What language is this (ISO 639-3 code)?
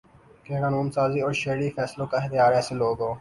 urd